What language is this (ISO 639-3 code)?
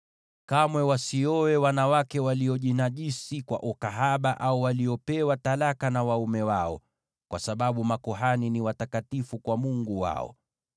swa